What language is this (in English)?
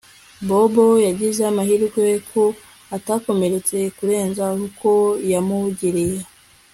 Kinyarwanda